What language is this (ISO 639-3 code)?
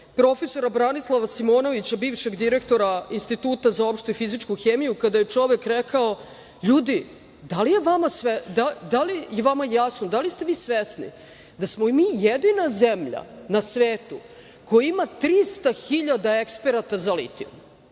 srp